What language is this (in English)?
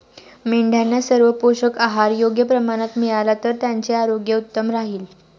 Marathi